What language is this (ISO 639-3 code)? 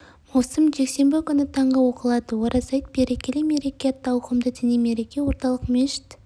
kaz